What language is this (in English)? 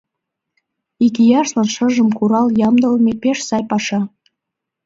Mari